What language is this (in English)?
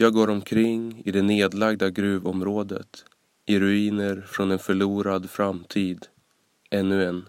Swedish